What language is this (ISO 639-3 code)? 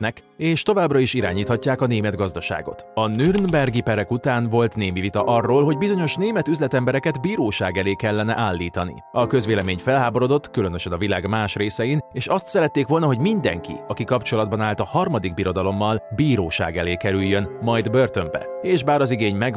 hun